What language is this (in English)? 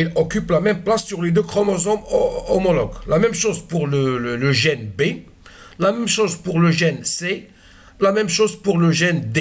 French